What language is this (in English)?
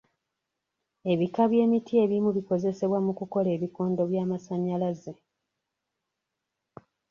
Ganda